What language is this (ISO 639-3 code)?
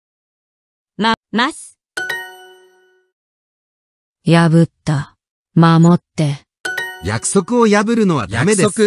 jpn